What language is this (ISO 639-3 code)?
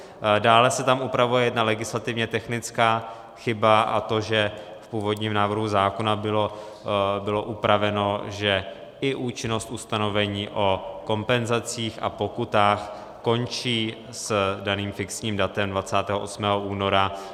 ces